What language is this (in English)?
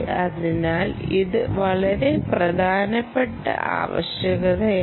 Malayalam